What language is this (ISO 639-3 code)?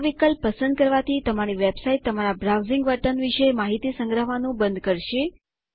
guj